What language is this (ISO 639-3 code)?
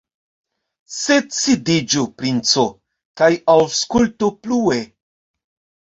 epo